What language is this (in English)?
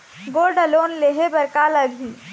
Chhattisgarhi